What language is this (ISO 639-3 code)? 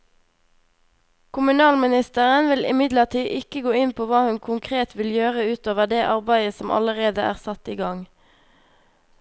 nor